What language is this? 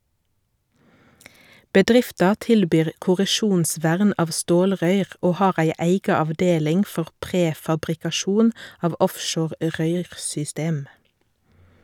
Norwegian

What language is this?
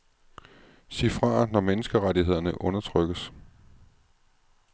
Danish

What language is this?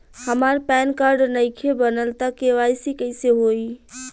Bhojpuri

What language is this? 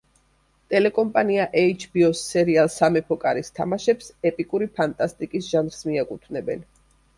Georgian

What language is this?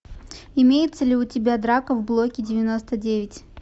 Russian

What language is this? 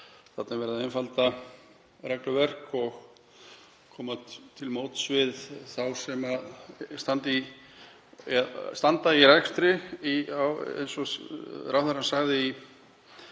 Icelandic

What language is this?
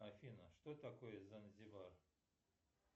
Russian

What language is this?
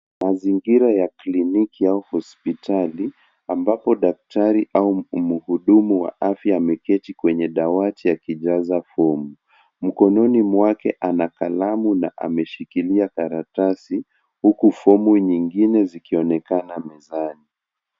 Swahili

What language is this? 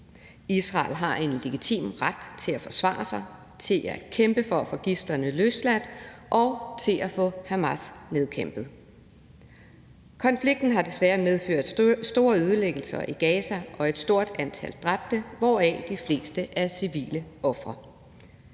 Danish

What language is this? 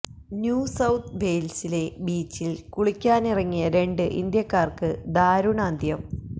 Malayalam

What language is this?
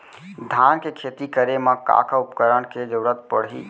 Chhattisgarhi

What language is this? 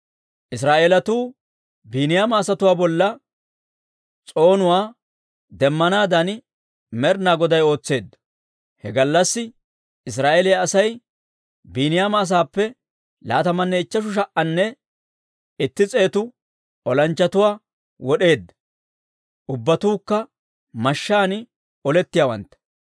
Dawro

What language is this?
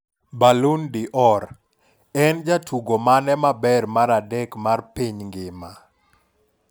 Luo (Kenya and Tanzania)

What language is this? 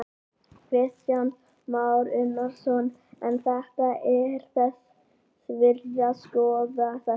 Icelandic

